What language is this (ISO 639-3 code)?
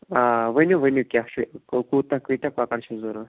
kas